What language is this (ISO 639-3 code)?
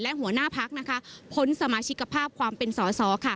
tha